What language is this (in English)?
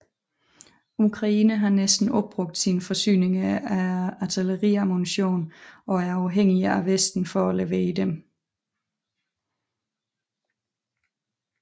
Danish